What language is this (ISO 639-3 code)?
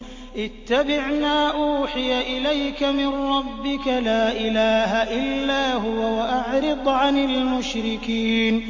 ara